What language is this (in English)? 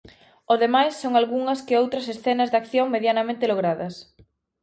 Galician